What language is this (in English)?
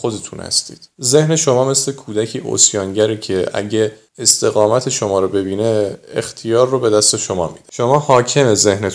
Persian